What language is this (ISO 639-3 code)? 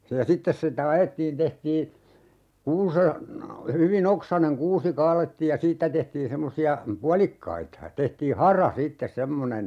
fin